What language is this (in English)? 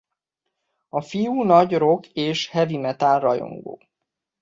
Hungarian